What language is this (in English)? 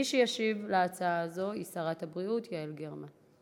Hebrew